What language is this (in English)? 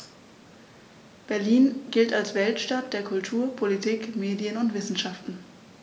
German